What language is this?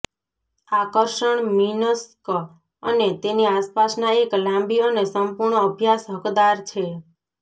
Gujarati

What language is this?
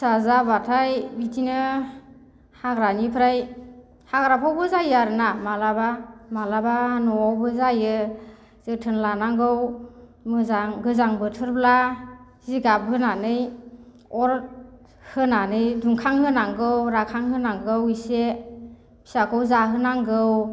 Bodo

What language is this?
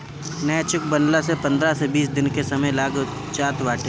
Bhojpuri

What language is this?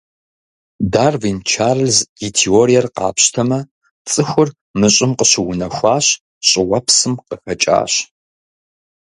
Kabardian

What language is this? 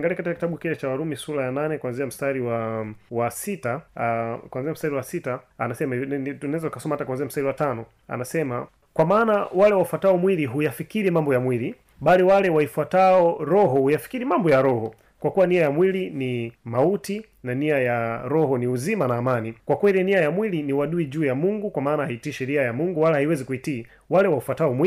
Swahili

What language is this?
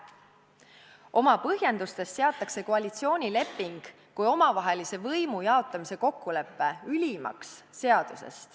Estonian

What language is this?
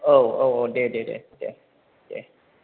Bodo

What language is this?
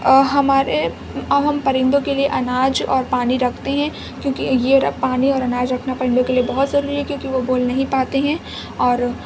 Urdu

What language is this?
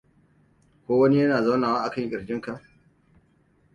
Hausa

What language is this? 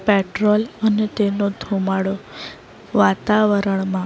Gujarati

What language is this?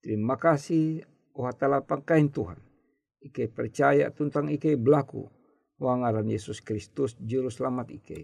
Indonesian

